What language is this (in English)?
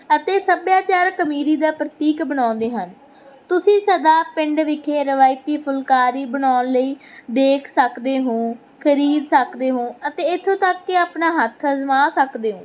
Punjabi